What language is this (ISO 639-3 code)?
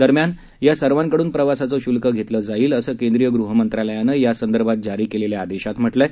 mar